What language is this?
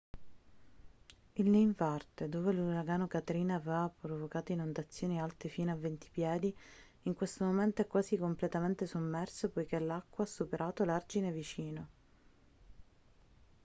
Italian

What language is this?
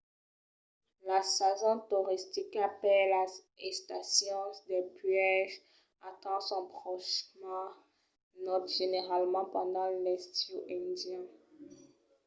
Occitan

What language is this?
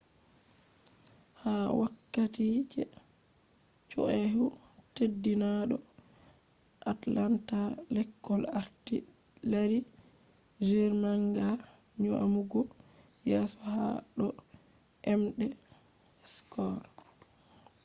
Fula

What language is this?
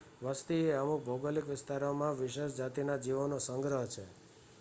Gujarati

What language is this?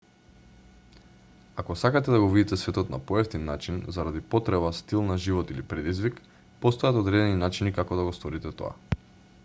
Macedonian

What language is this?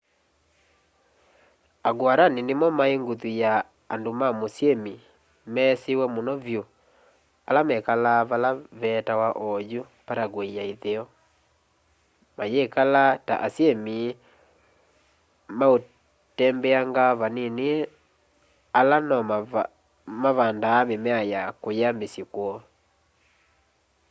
Kamba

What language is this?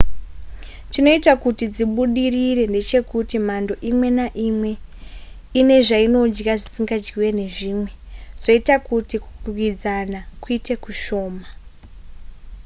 Shona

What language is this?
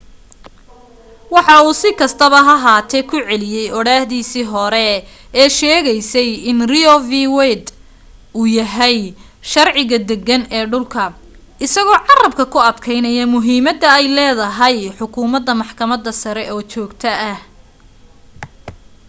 Somali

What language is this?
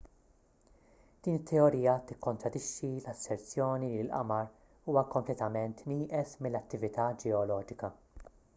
Maltese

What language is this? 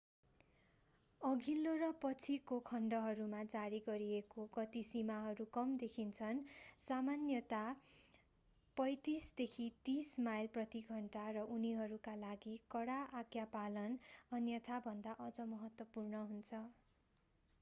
Nepali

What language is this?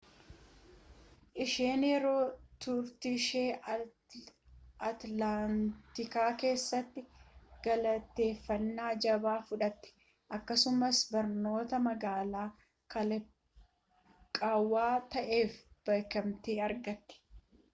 Oromo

